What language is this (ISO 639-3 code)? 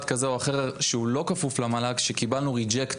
heb